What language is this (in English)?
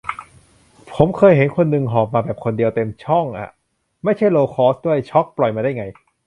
Thai